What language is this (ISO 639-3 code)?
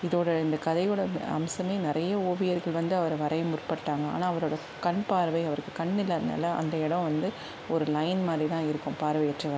tam